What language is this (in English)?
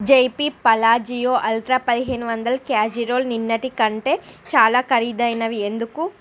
Telugu